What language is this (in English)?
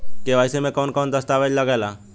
Bhojpuri